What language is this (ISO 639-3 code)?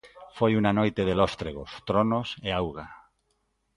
glg